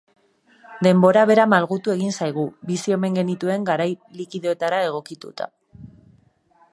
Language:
Basque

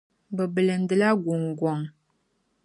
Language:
Dagbani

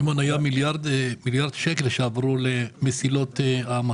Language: Hebrew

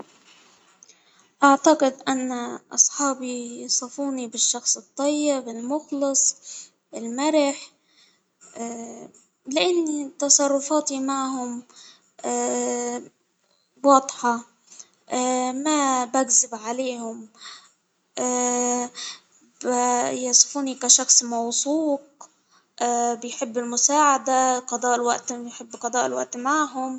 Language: Hijazi Arabic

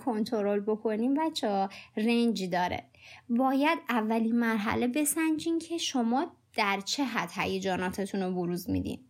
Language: Persian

